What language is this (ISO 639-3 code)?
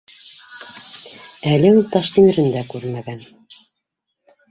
bak